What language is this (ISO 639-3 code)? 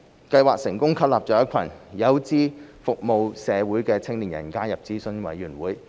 yue